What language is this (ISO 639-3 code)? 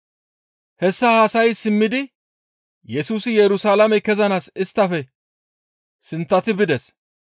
gmv